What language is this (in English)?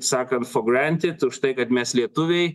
Lithuanian